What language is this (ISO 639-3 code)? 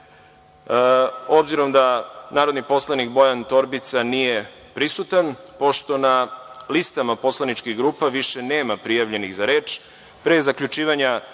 srp